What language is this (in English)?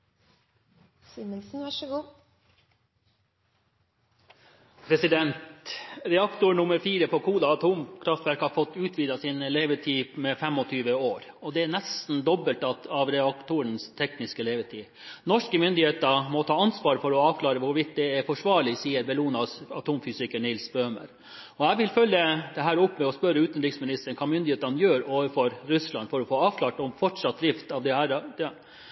Norwegian